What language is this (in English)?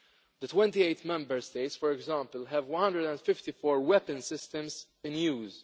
English